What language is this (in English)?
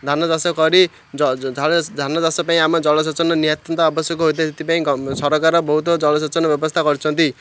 Odia